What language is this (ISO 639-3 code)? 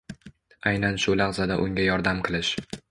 uzb